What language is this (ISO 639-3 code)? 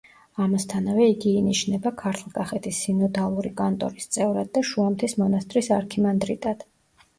kat